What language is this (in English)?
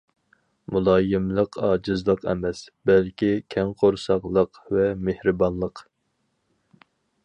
Uyghur